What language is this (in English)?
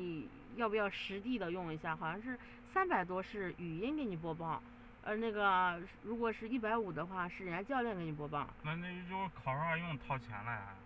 Chinese